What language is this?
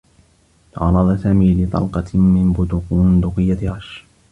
Arabic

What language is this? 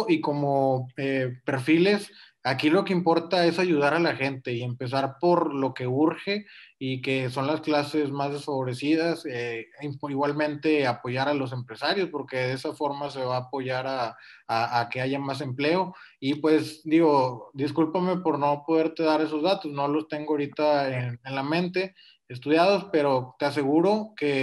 Spanish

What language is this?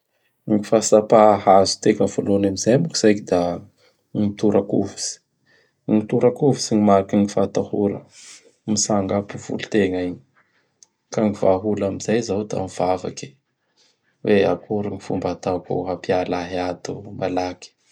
Bara Malagasy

